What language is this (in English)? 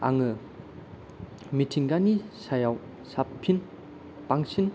Bodo